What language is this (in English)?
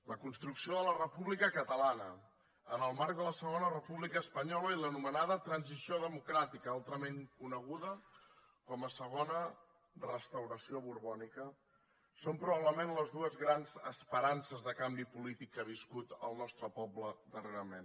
Catalan